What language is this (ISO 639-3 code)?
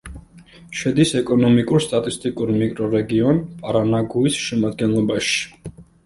kat